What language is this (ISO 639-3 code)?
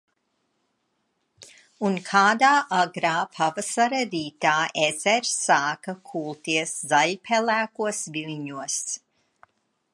lav